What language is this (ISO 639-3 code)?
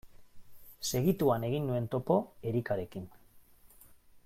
eus